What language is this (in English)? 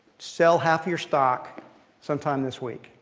English